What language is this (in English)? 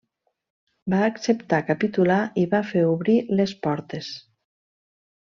Catalan